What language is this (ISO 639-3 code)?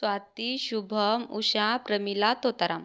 mar